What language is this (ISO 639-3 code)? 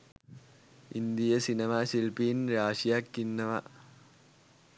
sin